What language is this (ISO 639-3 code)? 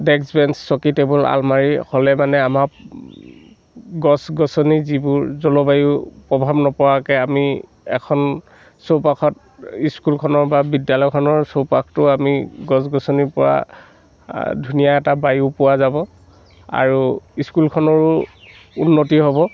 asm